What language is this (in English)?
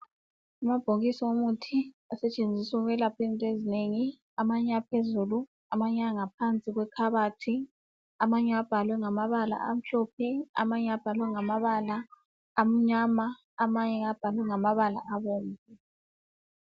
North Ndebele